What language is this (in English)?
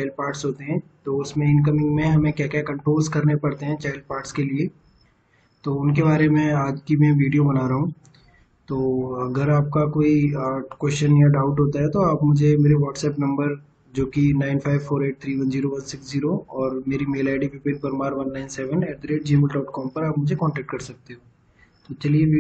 Hindi